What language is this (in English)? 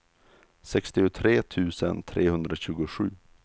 Swedish